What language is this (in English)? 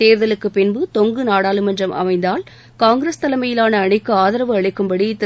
Tamil